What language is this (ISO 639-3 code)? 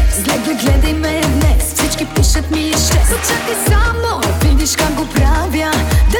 bul